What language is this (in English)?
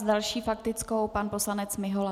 Czech